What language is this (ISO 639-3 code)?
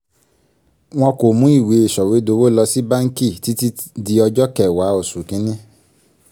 yor